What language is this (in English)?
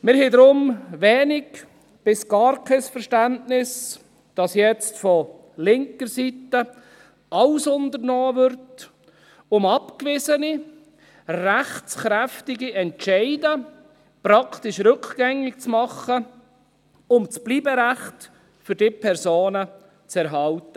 Swiss German